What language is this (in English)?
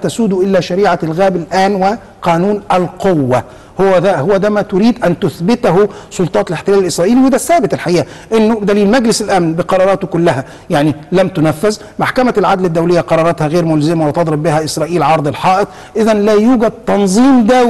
Arabic